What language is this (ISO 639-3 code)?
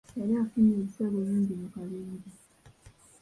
lug